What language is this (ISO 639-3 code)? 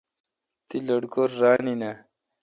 xka